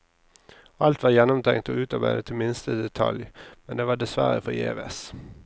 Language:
Norwegian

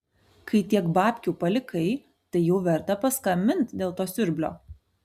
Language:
Lithuanian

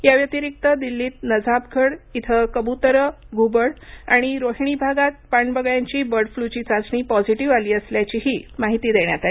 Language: Marathi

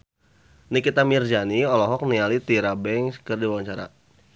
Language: Sundanese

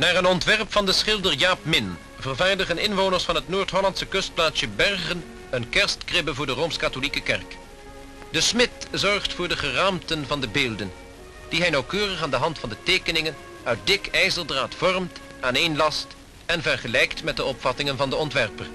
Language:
Dutch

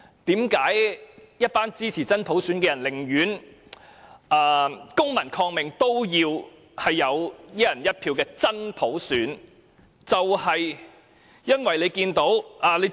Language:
Cantonese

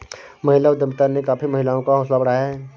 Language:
Hindi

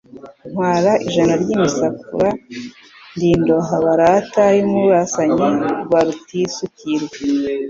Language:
Kinyarwanda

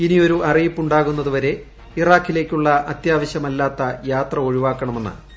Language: Malayalam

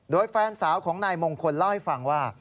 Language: Thai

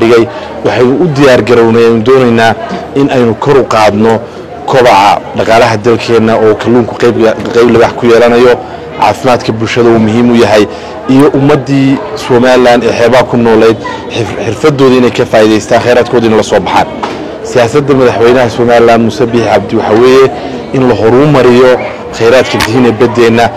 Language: Arabic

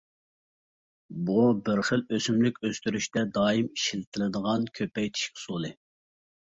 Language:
Uyghur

